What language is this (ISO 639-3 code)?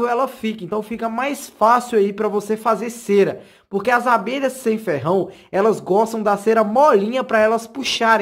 por